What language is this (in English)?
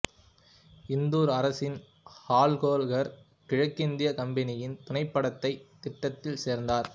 Tamil